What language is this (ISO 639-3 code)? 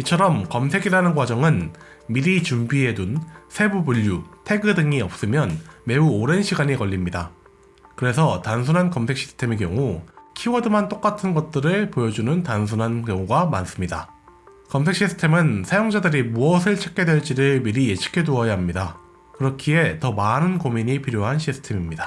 kor